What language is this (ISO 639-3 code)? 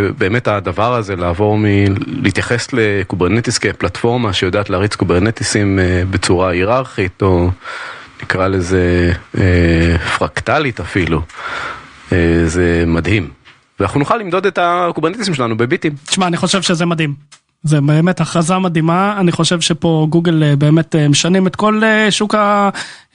heb